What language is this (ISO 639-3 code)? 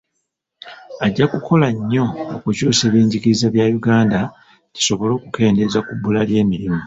lug